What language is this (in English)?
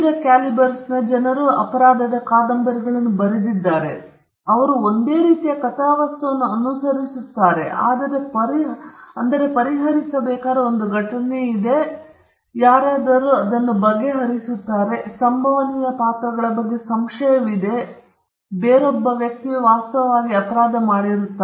Kannada